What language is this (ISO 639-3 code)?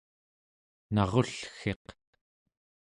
esu